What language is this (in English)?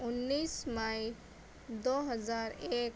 Urdu